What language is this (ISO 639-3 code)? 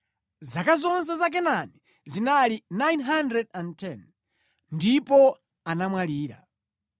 nya